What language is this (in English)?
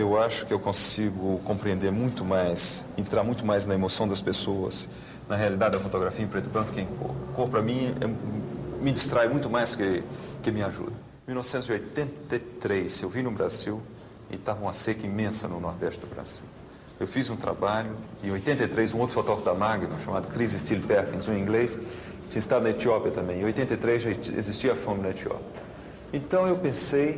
Portuguese